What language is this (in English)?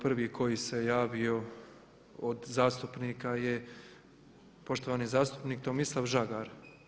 Croatian